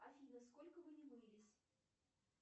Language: Russian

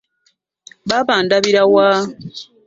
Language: Ganda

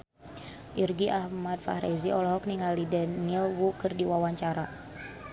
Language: Sundanese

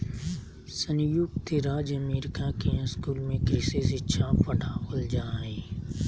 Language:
Magahi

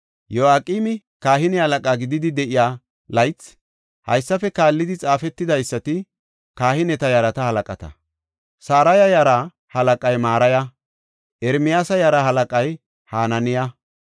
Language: Gofa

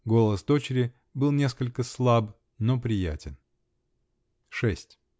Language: Russian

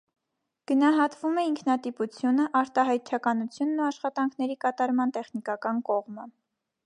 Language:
Armenian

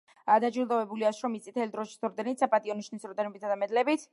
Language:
Georgian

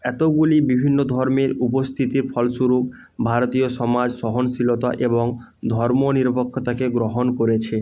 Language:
Bangla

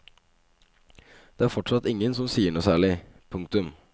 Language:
Norwegian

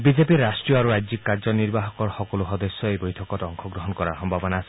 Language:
Assamese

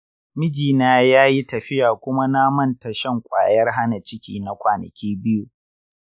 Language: Hausa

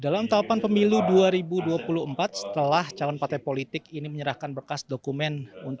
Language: Indonesian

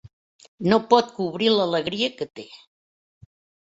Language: Catalan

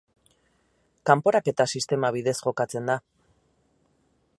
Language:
Basque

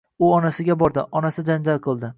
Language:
Uzbek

